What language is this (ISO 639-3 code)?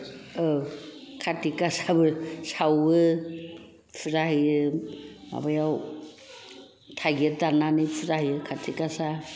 brx